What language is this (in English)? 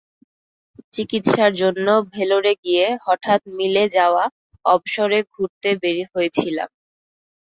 Bangla